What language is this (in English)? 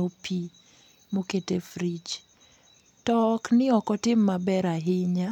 Luo (Kenya and Tanzania)